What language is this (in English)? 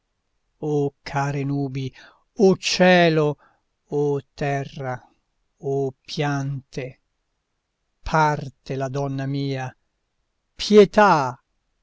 Italian